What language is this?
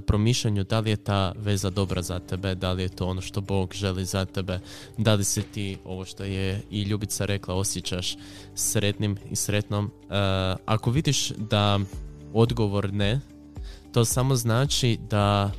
Croatian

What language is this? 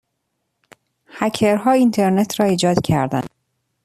Persian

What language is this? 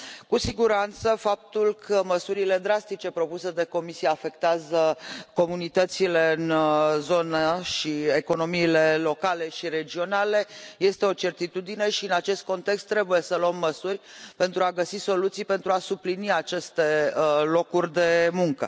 Romanian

